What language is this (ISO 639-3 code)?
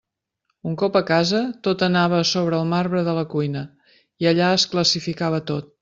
cat